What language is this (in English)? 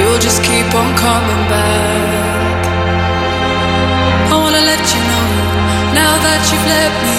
Greek